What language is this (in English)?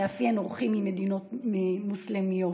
Hebrew